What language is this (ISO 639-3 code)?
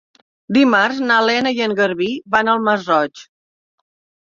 cat